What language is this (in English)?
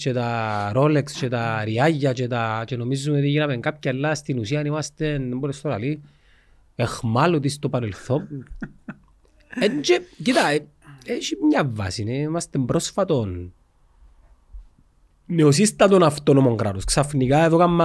Greek